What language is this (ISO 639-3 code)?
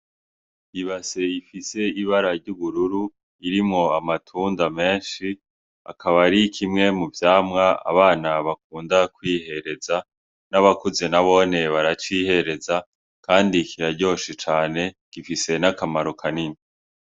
run